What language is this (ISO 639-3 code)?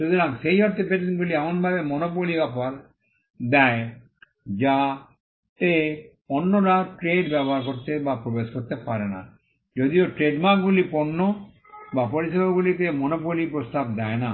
ben